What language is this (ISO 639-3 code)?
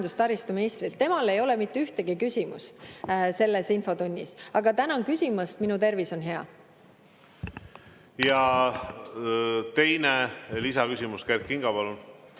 est